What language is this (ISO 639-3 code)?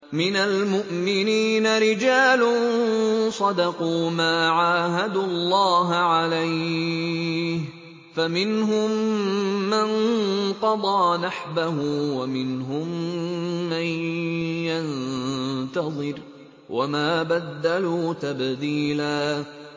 ara